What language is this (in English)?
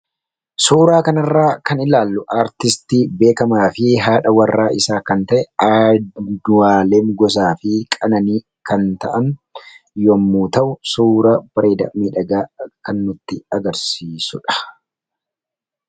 Oromo